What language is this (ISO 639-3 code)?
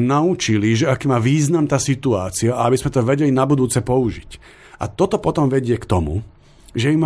slk